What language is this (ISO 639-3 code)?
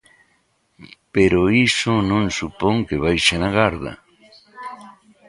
glg